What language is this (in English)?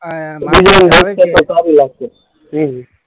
Gujarati